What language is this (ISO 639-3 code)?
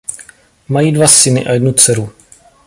ces